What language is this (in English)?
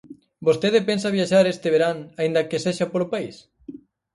Galician